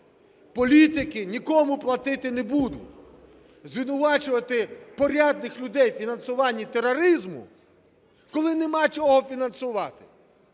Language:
Ukrainian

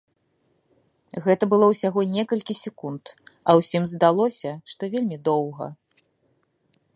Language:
Belarusian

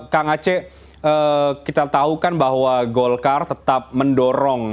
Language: Indonesian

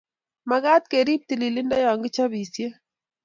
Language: Kalenjin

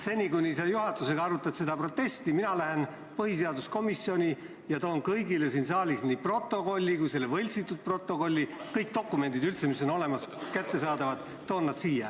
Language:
Estonian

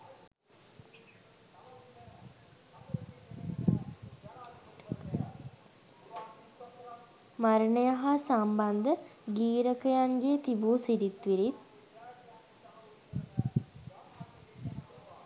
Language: Sinhala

